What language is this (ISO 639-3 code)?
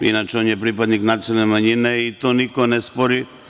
srp